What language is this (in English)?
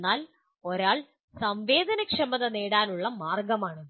Malayalam